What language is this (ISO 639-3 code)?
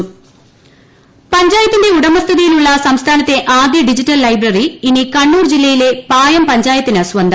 mal